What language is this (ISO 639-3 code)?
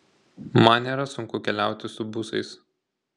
lit